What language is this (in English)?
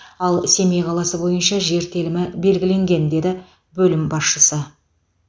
Kazakh